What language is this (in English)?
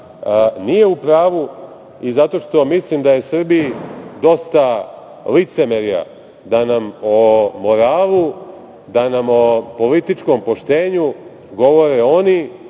Serbian